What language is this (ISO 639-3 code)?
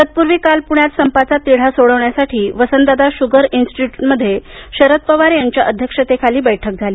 mar